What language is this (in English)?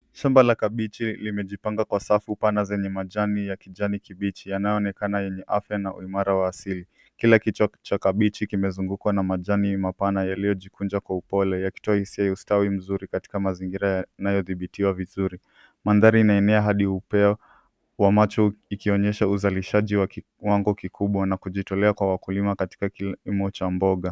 Swahili